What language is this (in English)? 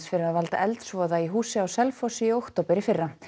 Icelandic